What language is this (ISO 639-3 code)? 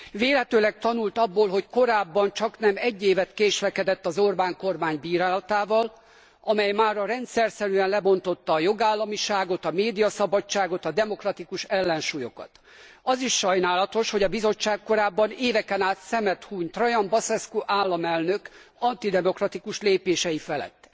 hun